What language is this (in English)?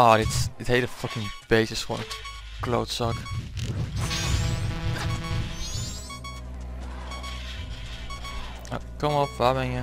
Dutch